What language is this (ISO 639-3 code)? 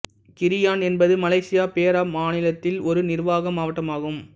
tam